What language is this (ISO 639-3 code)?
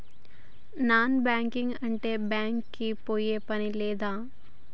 tel